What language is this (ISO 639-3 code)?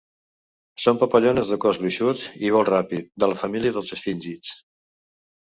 cat